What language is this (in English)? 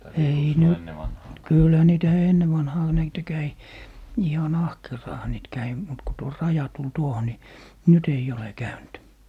Finnish